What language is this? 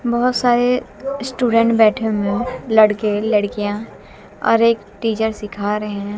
Hindi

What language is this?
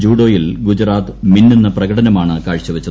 Malayalam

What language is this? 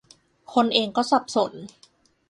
Thai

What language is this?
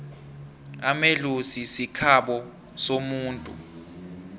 South Ndebele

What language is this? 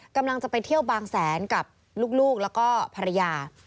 Thai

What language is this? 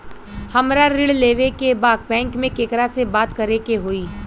Bhojpuri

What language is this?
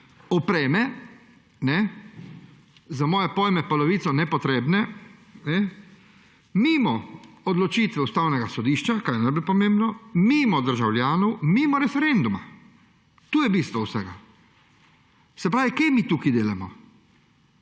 Slovenian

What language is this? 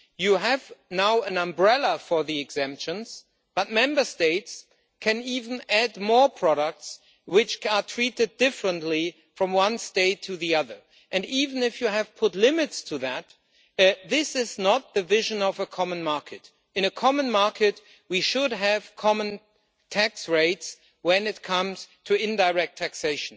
English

